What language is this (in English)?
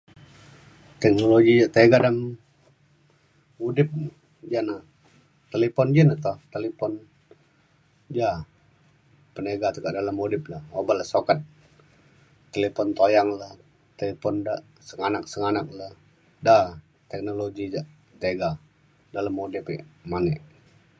Mainstream Kenyah